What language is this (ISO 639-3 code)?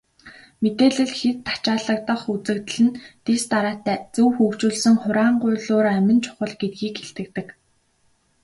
mon